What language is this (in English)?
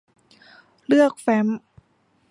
Thai